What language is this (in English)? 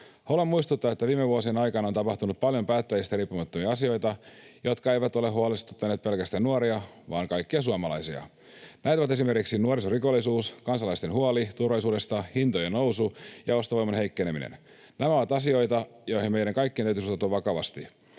Finnish